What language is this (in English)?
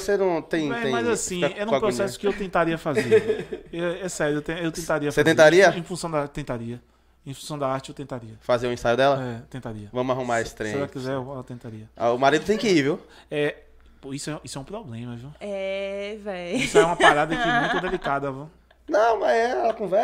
Portuguese